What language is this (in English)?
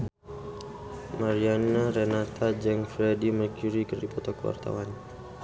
Sundanese